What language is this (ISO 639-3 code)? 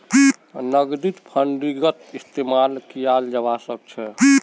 mag